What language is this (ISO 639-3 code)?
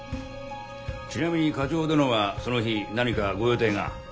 jpn